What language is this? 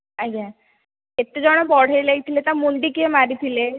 Odia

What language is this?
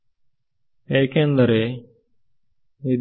Kannada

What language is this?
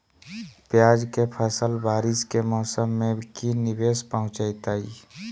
Magahi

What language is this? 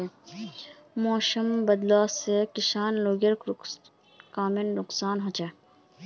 Magahi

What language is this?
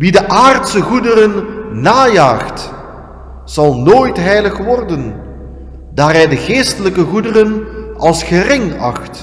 Dutch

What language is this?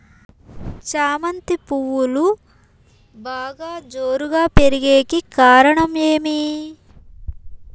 Telugu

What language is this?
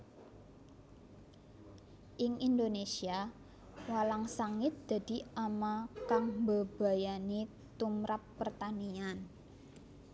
Javanese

